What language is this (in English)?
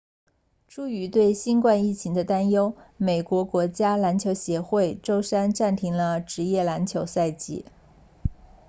Chinese